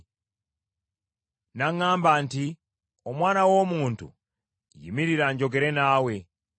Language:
Ganda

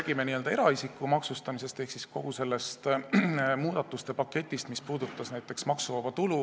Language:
Estonian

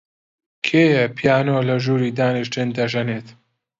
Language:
Central Kurdish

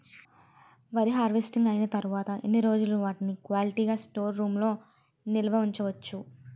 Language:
Telugu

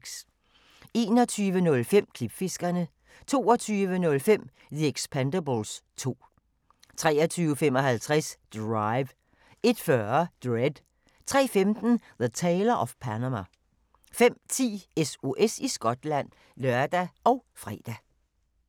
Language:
Danish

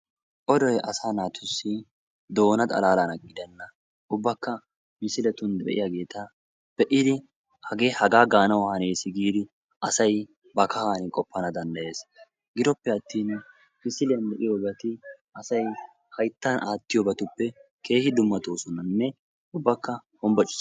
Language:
Wolaytta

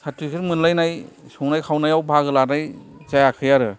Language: Bodo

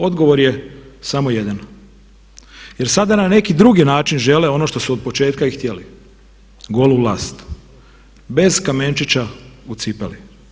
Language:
Croatian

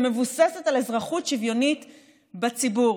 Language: Hebrew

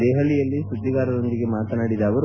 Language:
Kannada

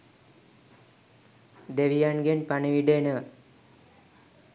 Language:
Sinhala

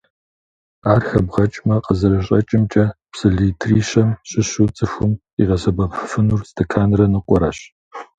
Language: Kabardian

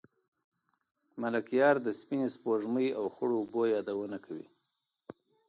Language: Pashto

